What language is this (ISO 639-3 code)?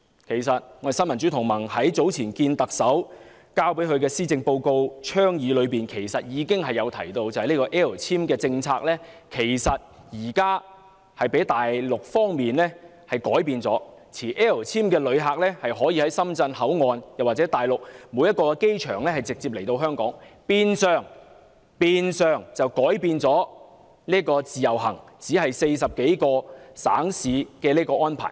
yue